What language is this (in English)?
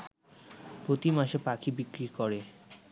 Bangla